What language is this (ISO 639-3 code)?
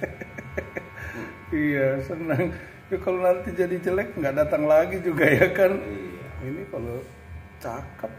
ind